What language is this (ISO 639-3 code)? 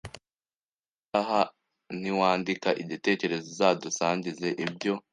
kin